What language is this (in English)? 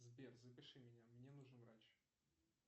Russian